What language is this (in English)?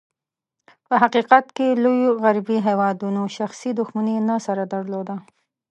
Pashto